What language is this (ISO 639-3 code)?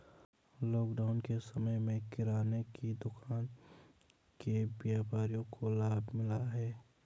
hin